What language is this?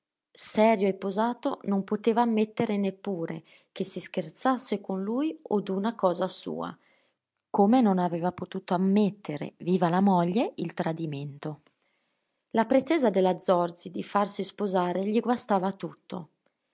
Italian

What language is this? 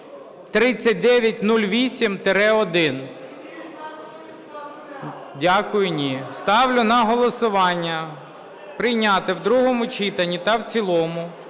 Ukrainian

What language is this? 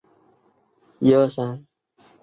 Chinese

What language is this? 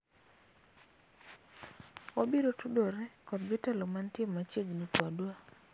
Luo (Kenya and Tanzania)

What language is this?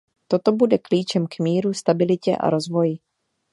Czech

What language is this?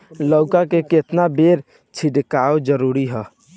Bhojpuri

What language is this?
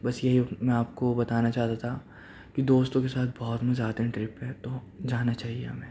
Urdu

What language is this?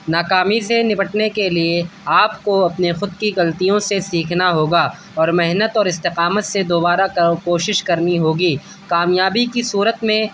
Urdu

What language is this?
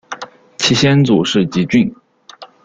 Chinese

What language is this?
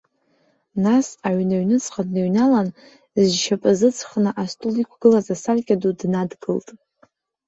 Abkhazian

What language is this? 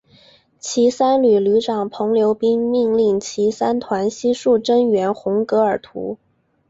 Chinese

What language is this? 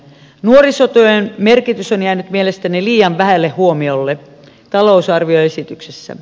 Finnish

